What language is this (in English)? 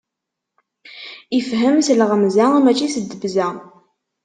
Kabyle